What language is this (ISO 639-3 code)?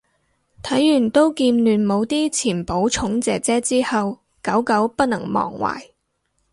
yue